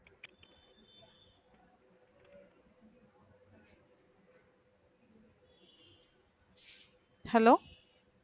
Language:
Tamil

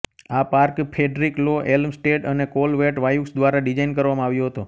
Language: Gujarati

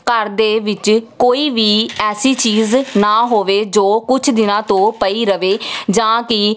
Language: Punjabi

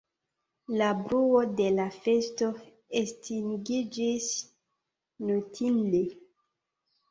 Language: Esperanto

